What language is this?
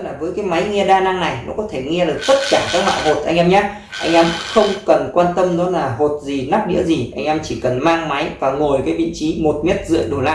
Vietnamese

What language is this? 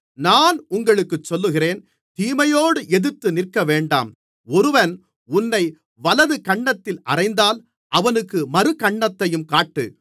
Tamil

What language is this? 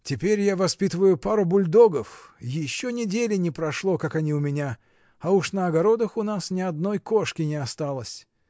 Russian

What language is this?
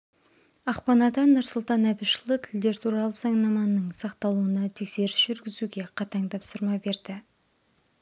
Kazakh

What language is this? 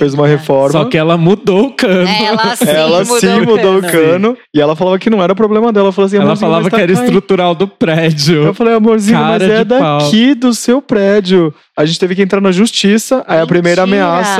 Portuguese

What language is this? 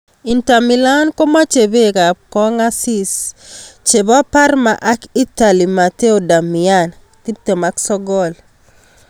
Kalenjin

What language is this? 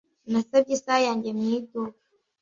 Kinyarwanda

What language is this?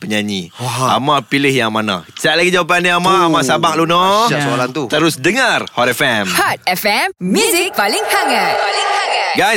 Malay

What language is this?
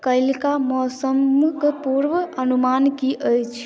Maithili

